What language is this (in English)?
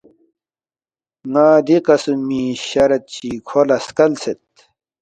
Balti